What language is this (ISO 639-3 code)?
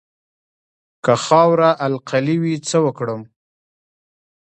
pus